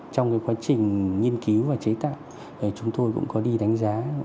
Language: Vietnamese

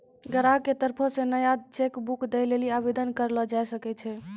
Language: Maithili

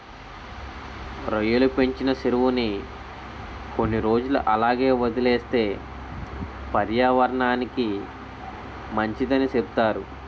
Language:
Telugu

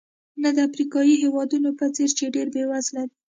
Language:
Pashto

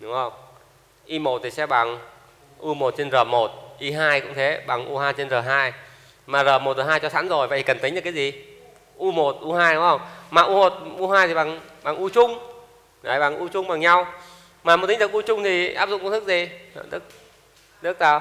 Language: Vietnamese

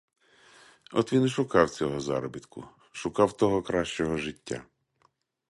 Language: Ukrainian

